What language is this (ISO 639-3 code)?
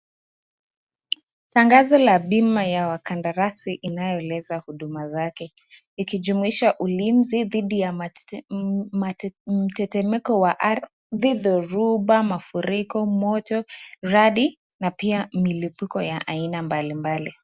swa